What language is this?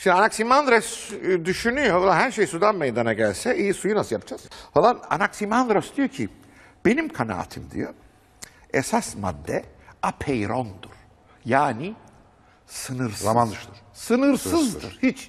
Turkish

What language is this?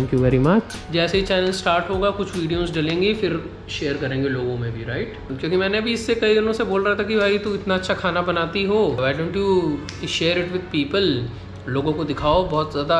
Hindi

